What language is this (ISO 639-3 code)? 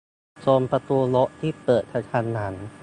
tha